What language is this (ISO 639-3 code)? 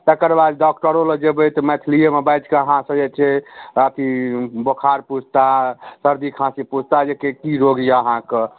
mai